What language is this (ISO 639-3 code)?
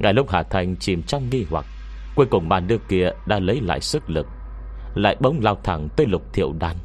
vie